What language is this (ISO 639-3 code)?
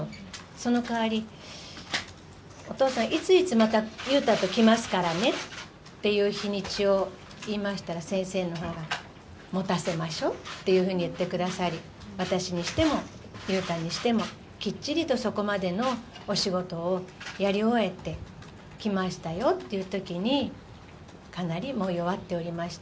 jpn